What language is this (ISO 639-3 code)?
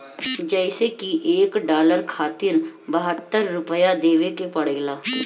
bho